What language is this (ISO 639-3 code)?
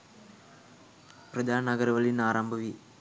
sin